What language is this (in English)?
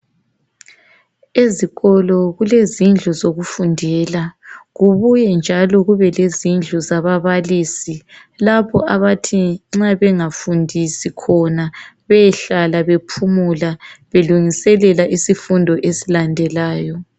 North Ndebele